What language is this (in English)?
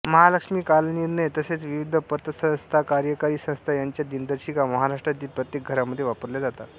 Marathi